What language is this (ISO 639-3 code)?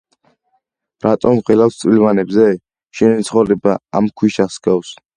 kat